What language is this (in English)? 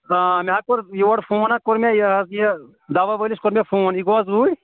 Kashmiri